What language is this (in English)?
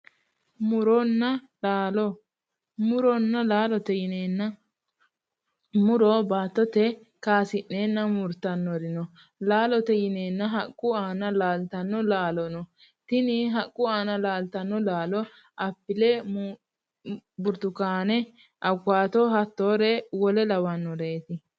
Sidamo